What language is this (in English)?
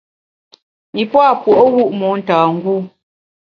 Bamun